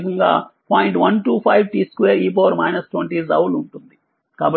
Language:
Telugu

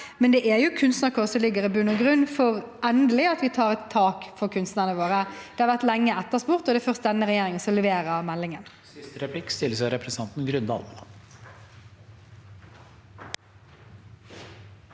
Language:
Norwegian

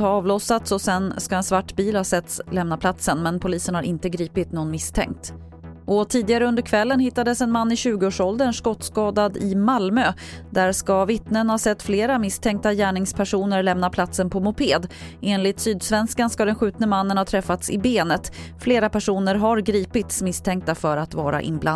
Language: Swedish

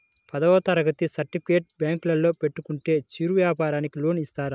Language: Telugu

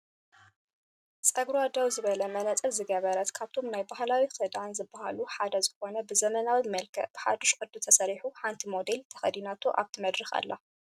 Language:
Tigrinya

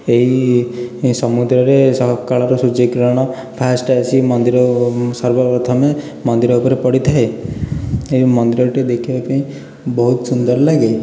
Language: Odia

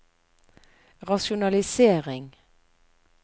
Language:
Norwegian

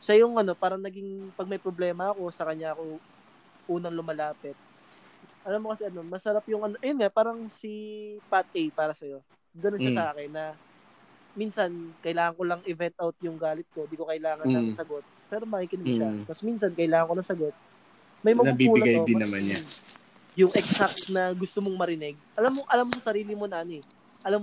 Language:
Filipino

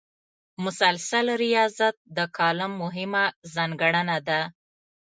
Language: Pashto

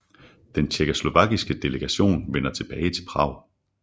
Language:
Danish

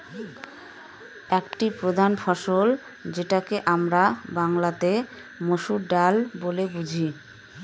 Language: Bangla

